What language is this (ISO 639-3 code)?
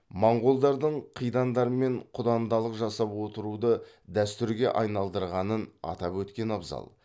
kaz